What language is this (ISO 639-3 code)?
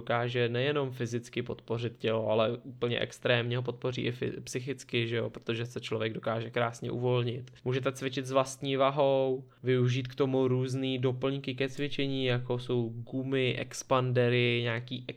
ces